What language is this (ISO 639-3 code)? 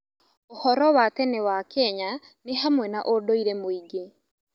kik